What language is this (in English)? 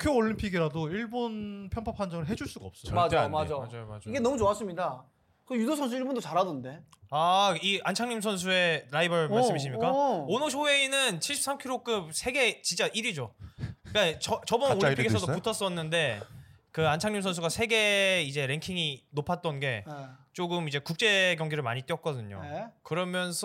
Korean